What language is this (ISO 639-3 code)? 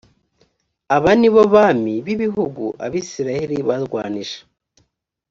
kin